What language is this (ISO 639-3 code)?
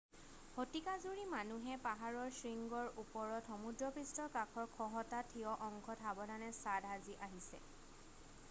asm